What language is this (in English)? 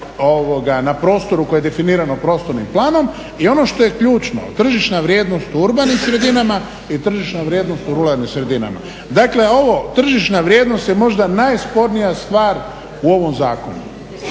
Croatian